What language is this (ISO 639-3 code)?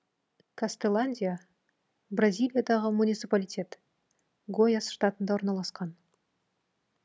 kaz